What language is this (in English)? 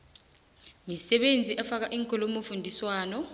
South Ndebele